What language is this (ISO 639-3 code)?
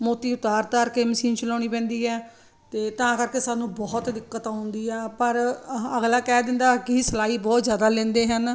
pan